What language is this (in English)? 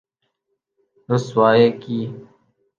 Urdu